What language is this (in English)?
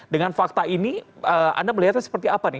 Indonesian